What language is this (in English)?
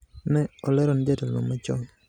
Luo (Kenya and Tanzania)